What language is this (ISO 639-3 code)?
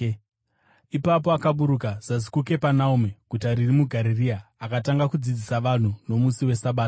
sna